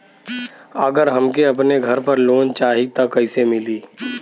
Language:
Bhojpuri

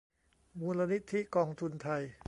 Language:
Thai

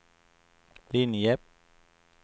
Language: Swedish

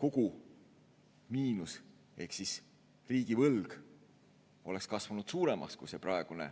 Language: Estonian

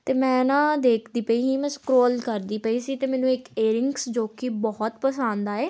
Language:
Punjabi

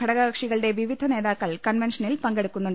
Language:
Malayalam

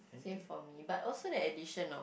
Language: English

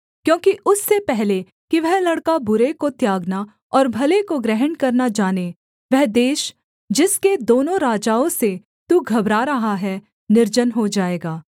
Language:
Hindi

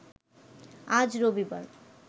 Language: Bangla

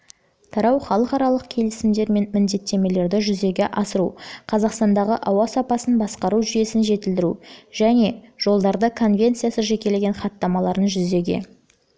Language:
Kazakh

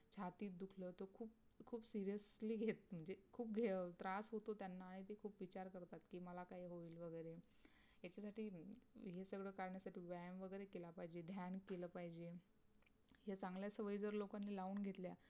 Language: Marathi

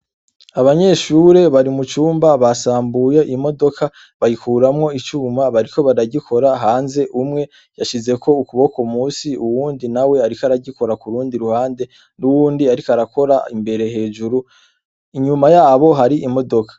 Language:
Rundi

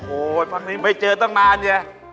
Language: Thai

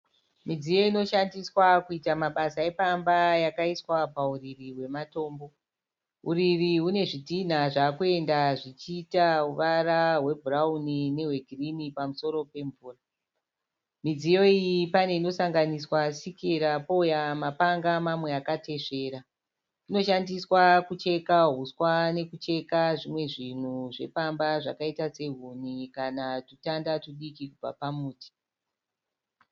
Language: Shona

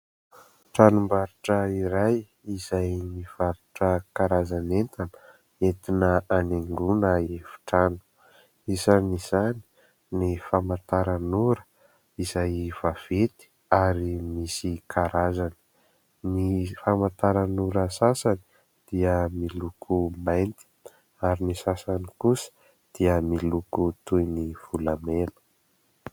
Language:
Malagasy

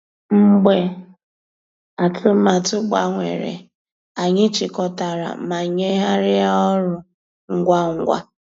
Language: Igbo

